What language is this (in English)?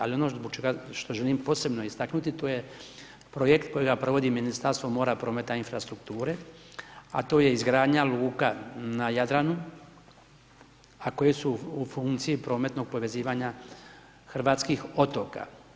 Croatian